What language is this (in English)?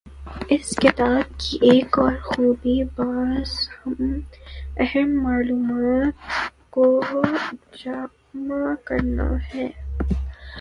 Urdu